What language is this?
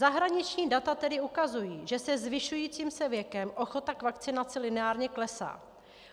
Czech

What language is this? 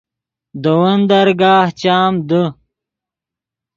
Yidgha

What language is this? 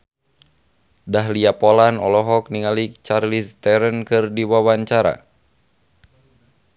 Sundanese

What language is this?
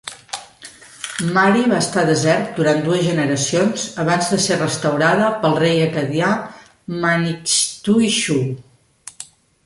Catalan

